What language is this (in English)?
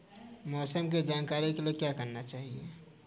Hindi